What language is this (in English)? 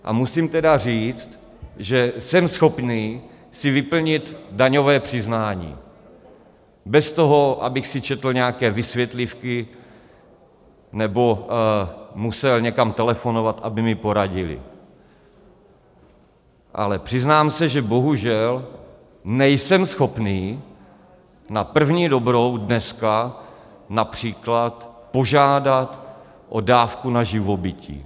Czech